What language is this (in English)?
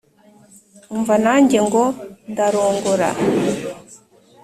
Kinyarwanda